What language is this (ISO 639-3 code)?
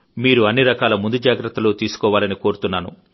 tel